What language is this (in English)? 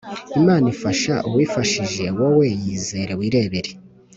Kinyarwanda